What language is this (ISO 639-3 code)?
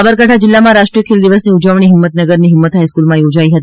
guj